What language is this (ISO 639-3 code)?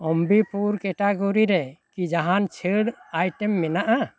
sat